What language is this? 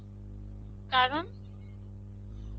Bangla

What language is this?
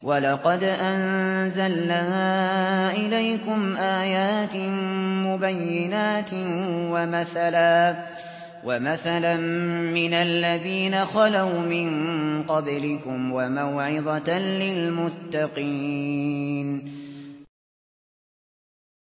Arabic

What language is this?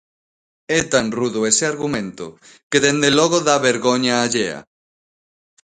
Galician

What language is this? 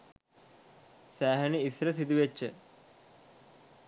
Sinhala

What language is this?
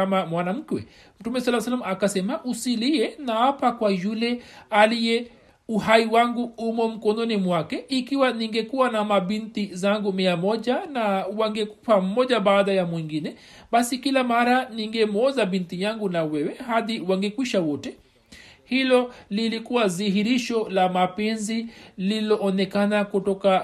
Swahili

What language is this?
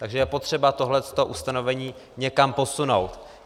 Czech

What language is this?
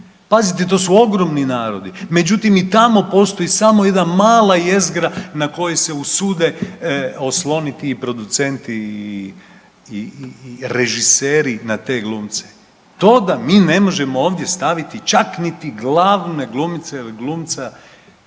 Croatian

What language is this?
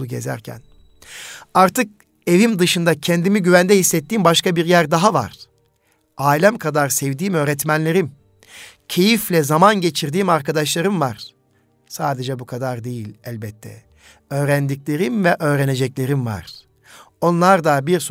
Turkish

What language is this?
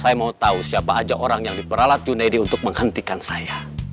Indonesian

